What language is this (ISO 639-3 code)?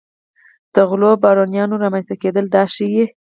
pus